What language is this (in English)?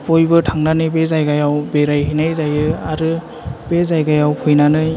Bodo